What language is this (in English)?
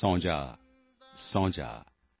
Punjabi